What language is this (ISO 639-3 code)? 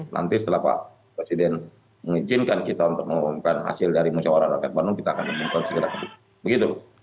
ind